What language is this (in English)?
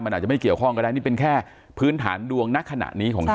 Thai